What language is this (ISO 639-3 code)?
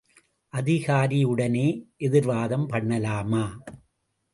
tam